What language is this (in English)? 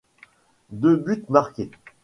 French